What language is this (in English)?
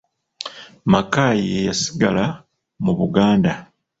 Ganda